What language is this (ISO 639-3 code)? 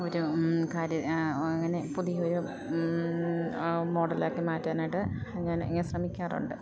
mal